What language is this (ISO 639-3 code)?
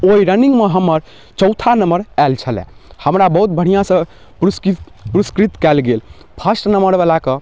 mai